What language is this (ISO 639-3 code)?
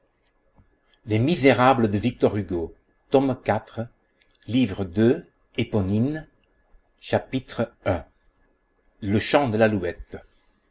fra